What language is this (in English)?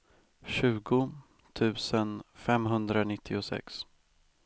Swedish